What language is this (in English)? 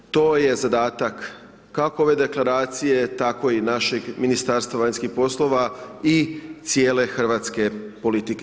Croatian